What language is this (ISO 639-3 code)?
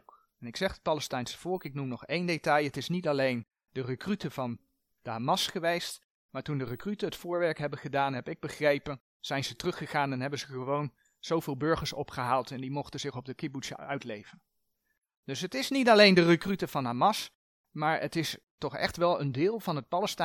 nld